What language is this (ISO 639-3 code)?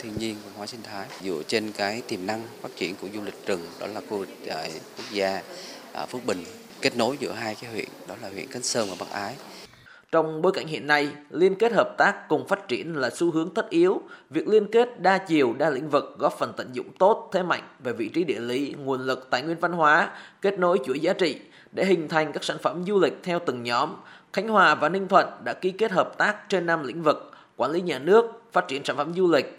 vie